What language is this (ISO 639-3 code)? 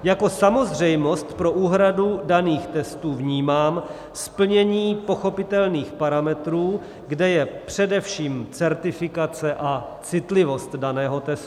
ces